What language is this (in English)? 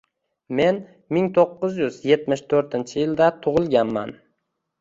Uzbek